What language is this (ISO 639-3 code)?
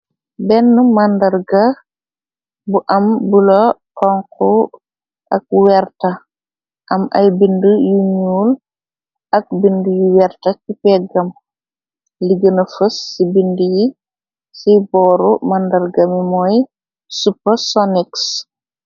wol